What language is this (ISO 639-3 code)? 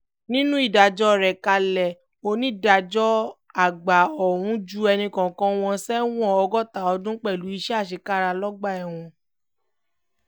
yor